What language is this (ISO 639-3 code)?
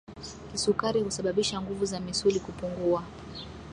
swa